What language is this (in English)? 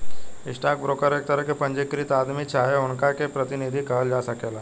Bhojpuri